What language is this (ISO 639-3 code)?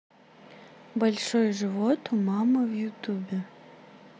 rus